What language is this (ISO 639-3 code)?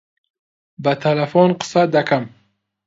ckb